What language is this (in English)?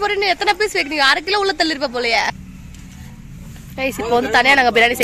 Arabic